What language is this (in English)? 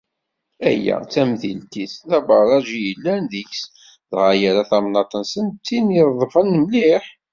Kabyle